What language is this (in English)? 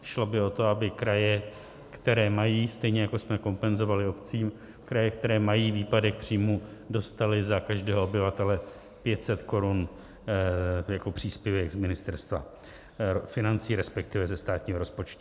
Czech